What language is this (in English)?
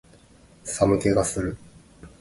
Japanese